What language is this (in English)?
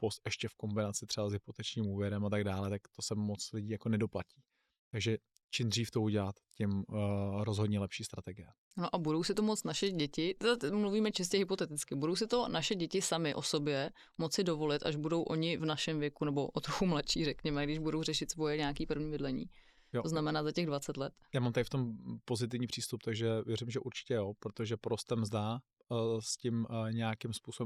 Czech